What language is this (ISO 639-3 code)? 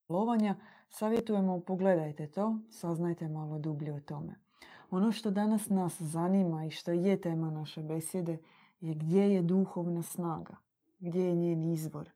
hrv